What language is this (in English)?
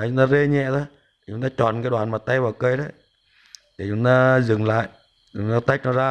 Vietnamese